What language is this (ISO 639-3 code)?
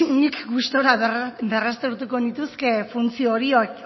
eus